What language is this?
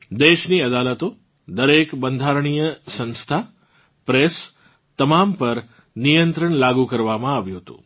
Gujarati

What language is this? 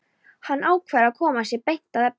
Icelandic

